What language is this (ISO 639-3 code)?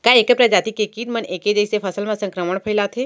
hne